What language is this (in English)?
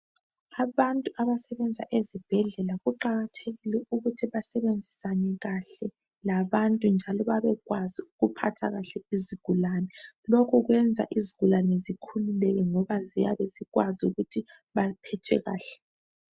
North Ndebele